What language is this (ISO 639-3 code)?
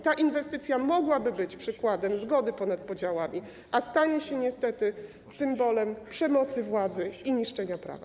pol